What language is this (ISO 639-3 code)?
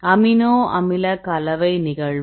tam